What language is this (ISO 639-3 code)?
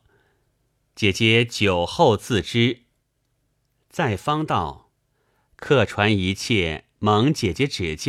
zho